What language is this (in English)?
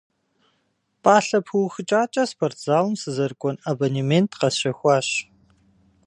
Kabardian